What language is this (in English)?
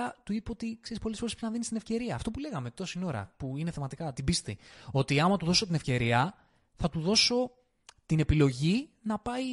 Greek